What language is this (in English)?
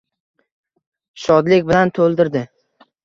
Uzbek